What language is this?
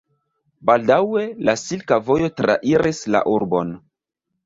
Esperanto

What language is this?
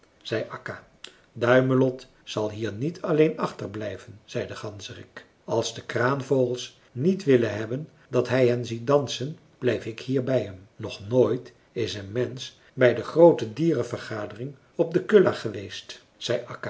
Dutch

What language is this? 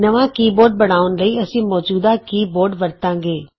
Punjabi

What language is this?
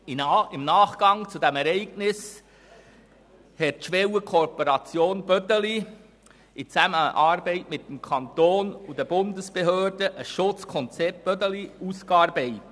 Swiss German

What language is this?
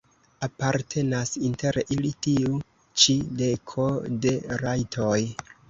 Esperanto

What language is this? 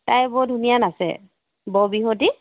Assamese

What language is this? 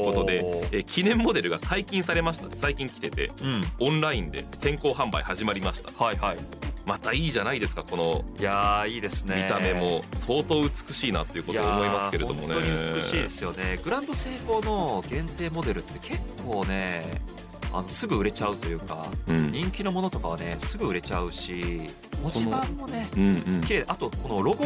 Japanese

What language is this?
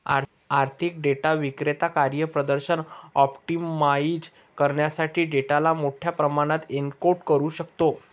Marathi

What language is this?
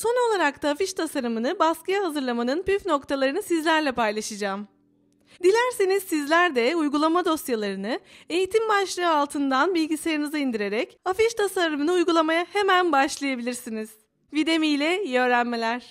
Turkish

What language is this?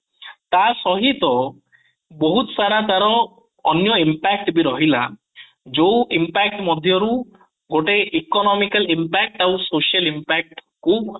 Odia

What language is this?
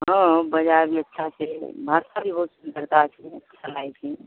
Maithili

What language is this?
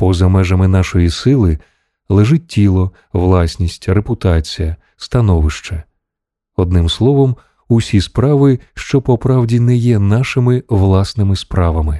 Ukrainian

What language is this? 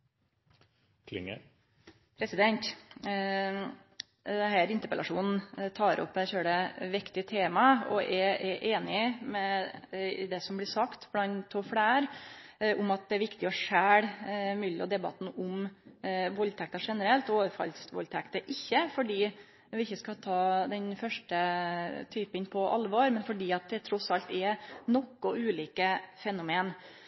Norwegian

